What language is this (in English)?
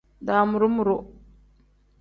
Tem